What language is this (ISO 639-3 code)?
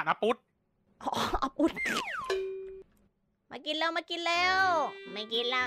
tha